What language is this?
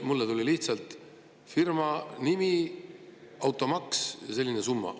Estonian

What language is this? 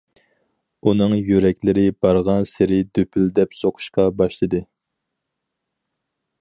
Uyghur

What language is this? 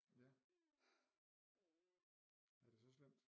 Danish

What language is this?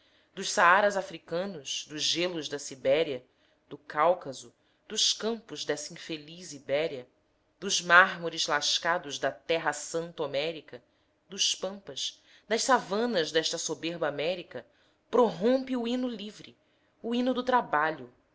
Portuguese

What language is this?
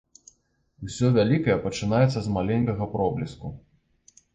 Belarusian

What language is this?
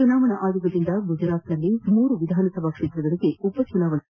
Kannada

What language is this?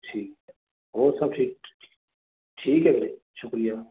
Punjabi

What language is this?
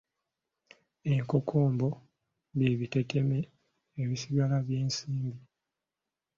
Ganda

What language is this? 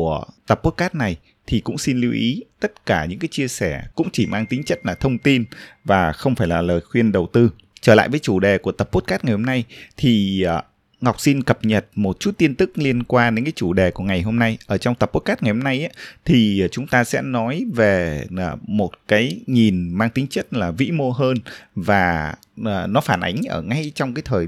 Vietnamese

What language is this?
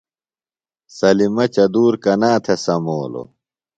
Phalura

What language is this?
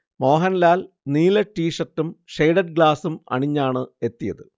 Malayalam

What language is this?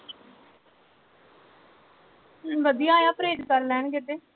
Punjabi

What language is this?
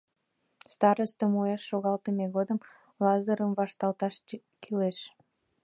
Mari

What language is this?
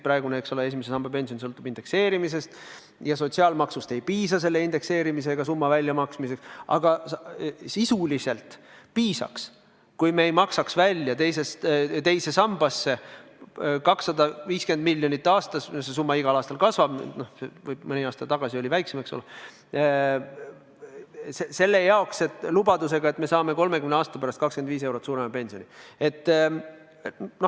Estonian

